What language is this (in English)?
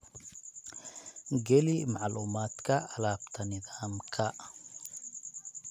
Somali